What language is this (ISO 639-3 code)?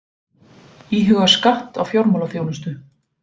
isl